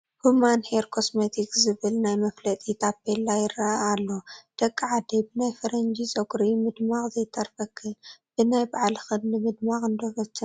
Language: Tigrinya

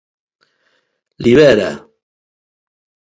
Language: Galician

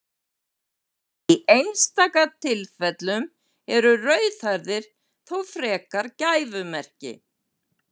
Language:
Icelandic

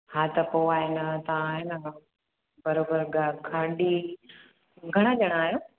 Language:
Sindhi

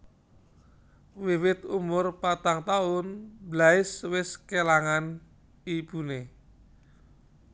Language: Javanese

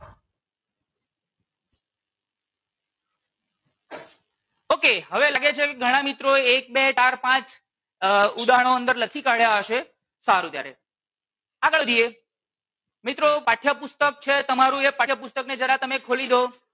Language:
Gujarati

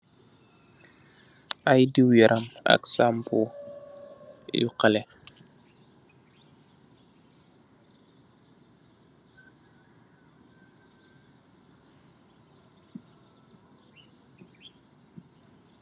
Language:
Wolof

